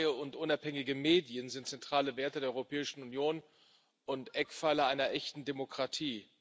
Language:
German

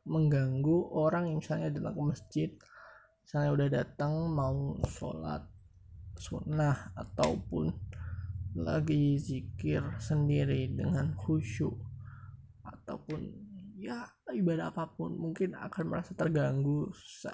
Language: Indonesian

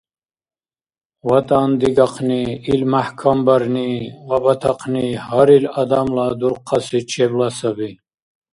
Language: Dargwa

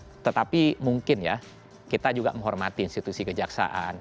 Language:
Indonesian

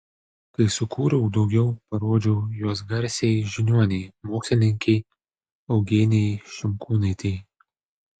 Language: Lithuanian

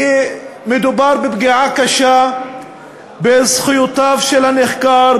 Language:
Hebrew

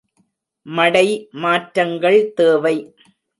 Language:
Tamil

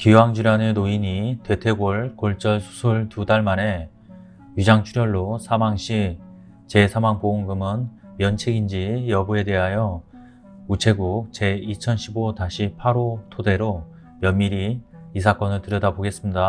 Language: Korean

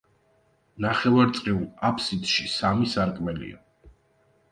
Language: Georgian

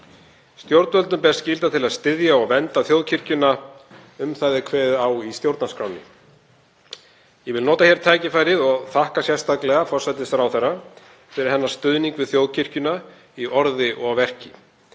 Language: Icelandic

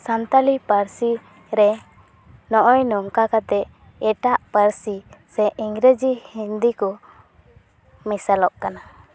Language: Santali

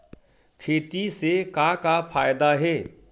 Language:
Chhattisgarhi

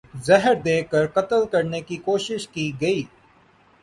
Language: Urdu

